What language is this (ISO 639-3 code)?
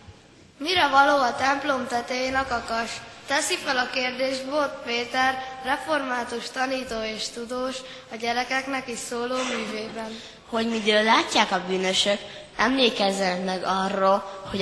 hun